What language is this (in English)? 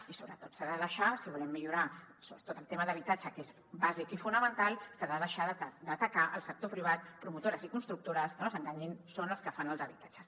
Catalan